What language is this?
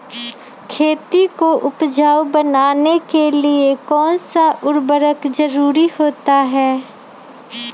Magahi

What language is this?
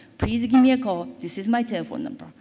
English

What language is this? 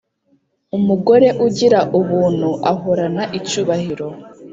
Kinyarwanda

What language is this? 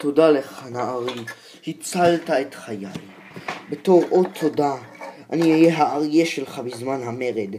Hebrew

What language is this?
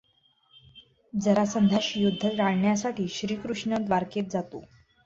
Marathi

